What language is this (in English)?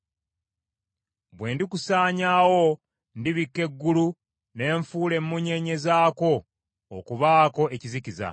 Ganda